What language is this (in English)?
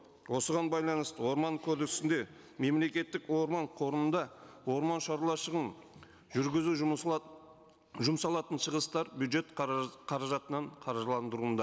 Kazakh